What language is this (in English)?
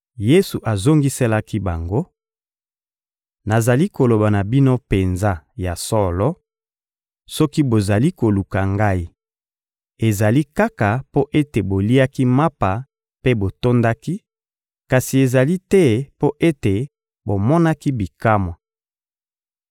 Lingala